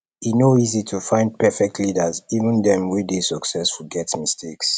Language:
Nigerian Pidgin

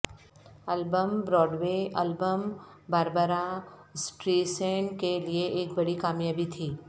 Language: Urdu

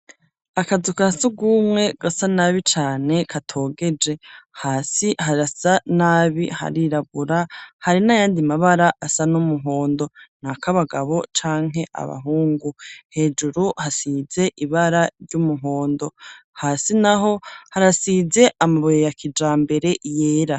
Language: Rundi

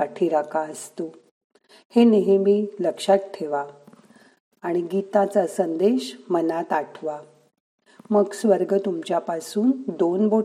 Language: Marathi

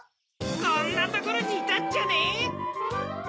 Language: Japanese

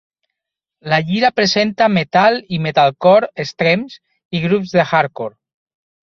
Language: Catalan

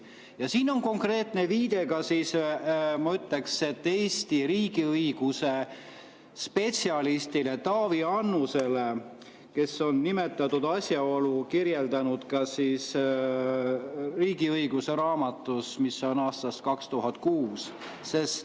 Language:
Estonian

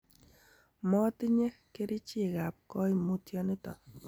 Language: Kalenjin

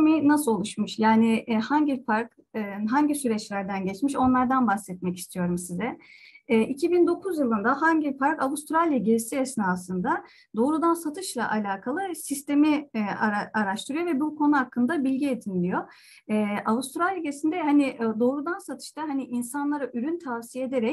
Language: Turkish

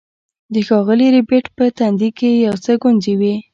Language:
Pashto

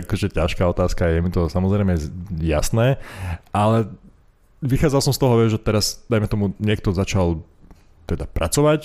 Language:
Slovak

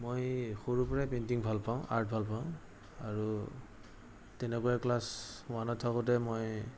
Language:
Assamese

